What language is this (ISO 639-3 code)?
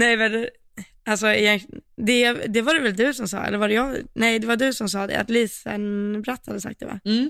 swe